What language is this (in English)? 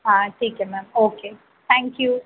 Hindi